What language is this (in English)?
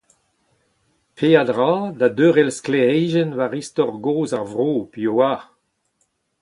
Breton